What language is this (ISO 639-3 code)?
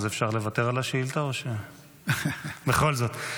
heb